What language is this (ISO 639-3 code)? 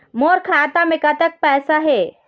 hne